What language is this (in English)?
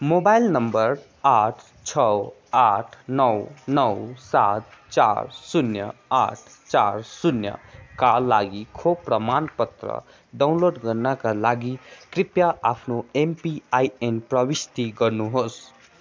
Nepali